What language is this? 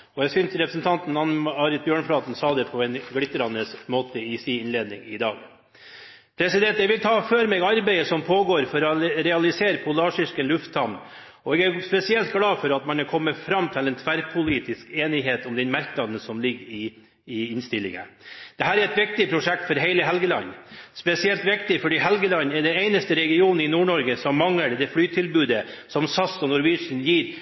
Norwegian Bokmål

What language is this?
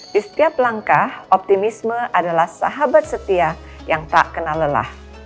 Indonesian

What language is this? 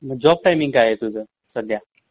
Marathi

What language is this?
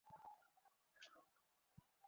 Bangla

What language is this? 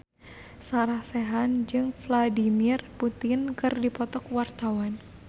Sundanese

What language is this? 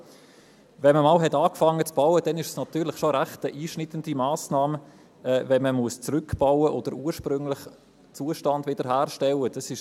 Swiss German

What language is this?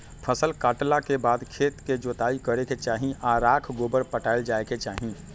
Magahi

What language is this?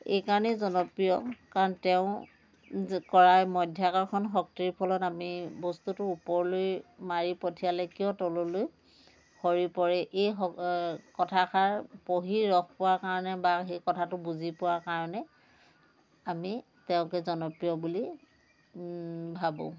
Assamese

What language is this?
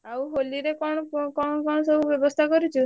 Odia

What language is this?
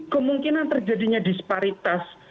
Indonesian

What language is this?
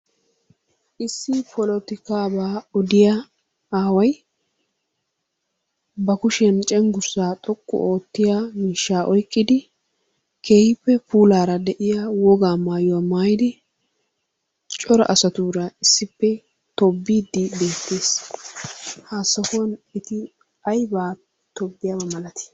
Wolaytta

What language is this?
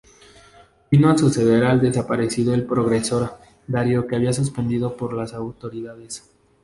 Spanish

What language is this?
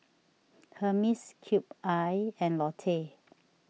English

